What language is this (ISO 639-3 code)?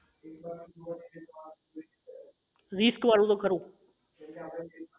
guj